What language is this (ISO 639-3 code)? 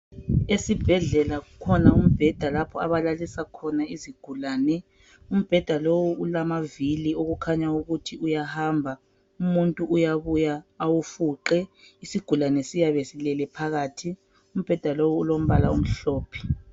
nde